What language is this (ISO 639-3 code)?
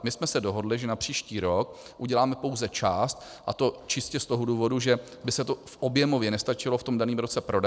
ces